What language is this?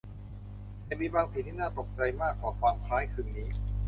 Thai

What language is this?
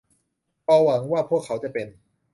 Thai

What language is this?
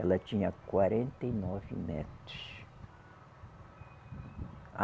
Portuguese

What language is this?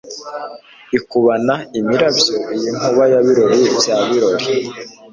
Kinyarwanda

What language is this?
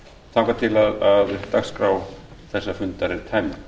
Icelandic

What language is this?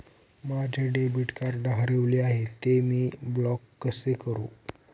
Marathi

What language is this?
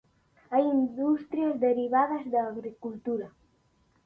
Galician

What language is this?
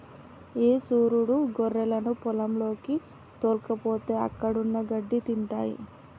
Telugu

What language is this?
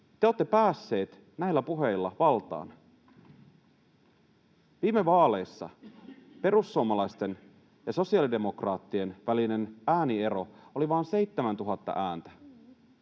Finnish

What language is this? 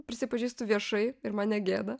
Lithuanian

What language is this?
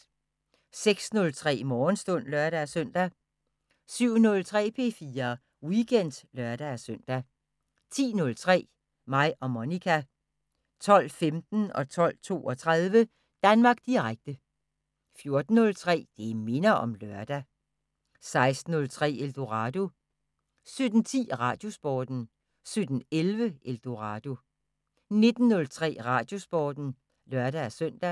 Danish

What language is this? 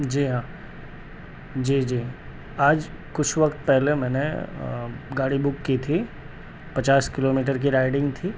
Urdu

